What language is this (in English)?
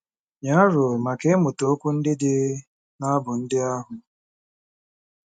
Igbo